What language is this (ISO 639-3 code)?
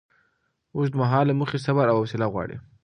pus